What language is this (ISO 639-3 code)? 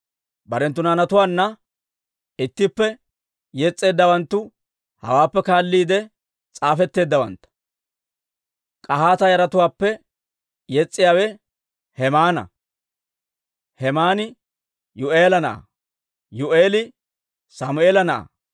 dwr